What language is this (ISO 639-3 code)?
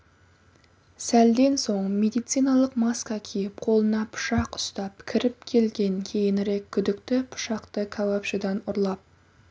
kaz